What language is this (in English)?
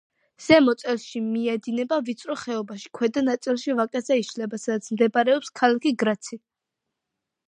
Georgian